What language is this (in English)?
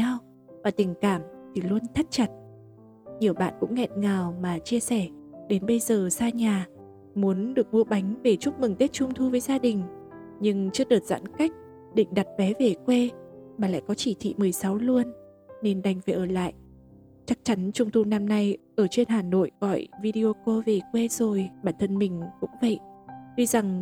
Vietnamese